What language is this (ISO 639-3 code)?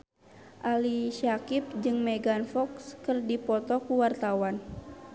sun